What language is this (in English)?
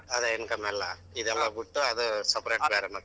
Kannada